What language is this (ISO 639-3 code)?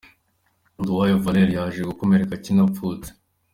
kin